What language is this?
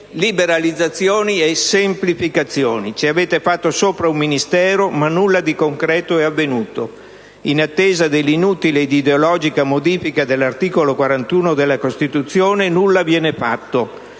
Italian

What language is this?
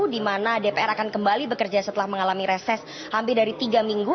Indonesian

